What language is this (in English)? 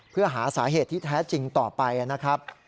Thai